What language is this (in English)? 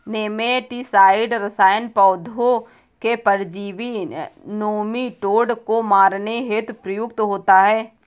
Hindi